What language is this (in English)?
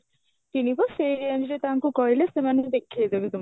Odia